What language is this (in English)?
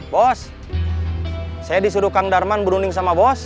Indonesian